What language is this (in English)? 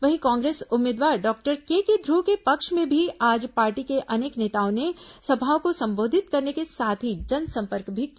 Hindi